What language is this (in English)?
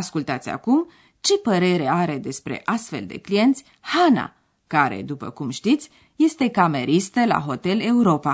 Romanian